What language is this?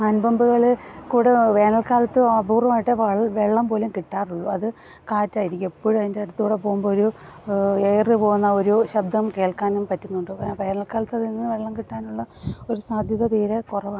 Malayalam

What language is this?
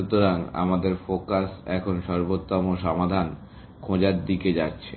Bangla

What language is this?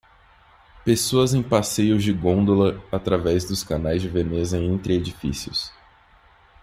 Portuguese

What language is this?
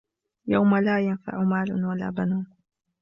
Arabic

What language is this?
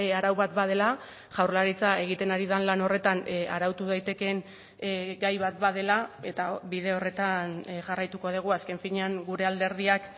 Basque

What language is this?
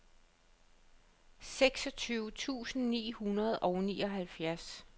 Danish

